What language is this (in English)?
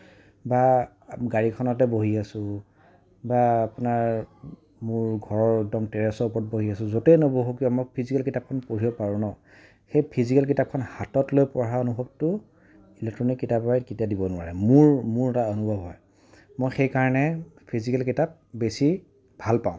Assamese